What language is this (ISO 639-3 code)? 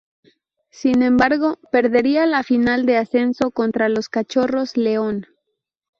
spa